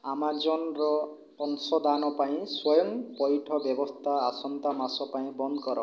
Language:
Odia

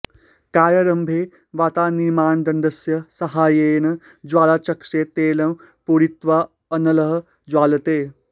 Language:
Sanskrit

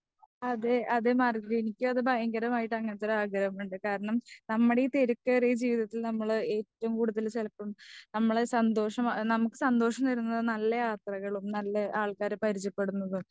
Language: Malayalam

